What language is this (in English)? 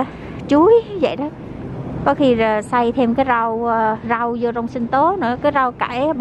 Vietnamese